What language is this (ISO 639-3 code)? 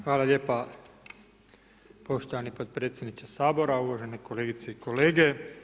hrv